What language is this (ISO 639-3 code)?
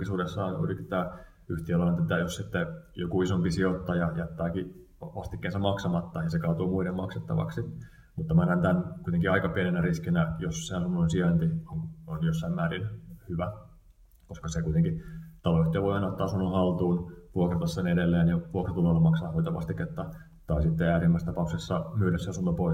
fin